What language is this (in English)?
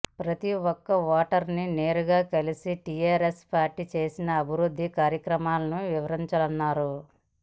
Telugu